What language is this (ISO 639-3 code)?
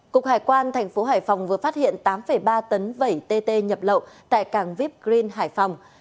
vie